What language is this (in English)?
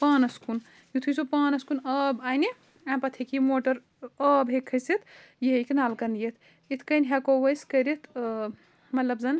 Kashmiri